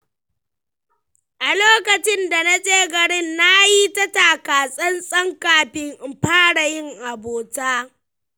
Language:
Hausa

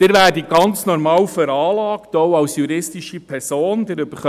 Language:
Swiss German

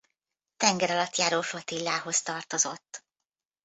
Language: Hungarian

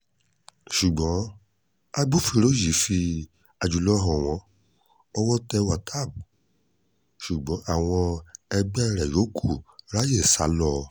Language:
Yoruba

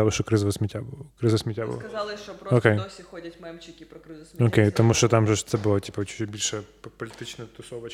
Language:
Ukrainian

